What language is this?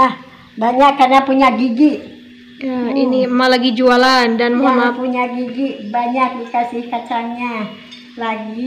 Indonesian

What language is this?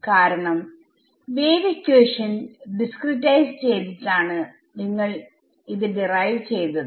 Malayalam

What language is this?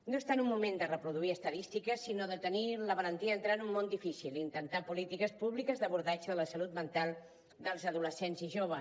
Catalan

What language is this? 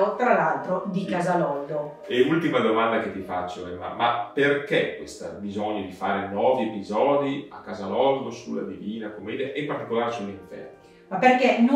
Italian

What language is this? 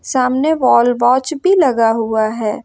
Hindi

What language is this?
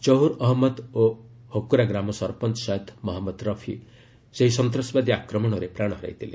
Odia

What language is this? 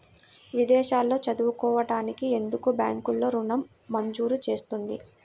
Telugu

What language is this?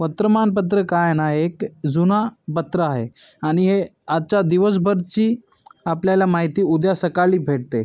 Marathi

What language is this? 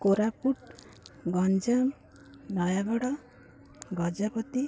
Odia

